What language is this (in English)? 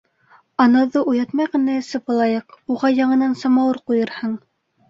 Bashkir